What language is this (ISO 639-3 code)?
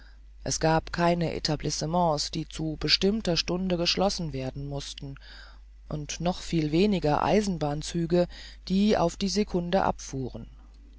deu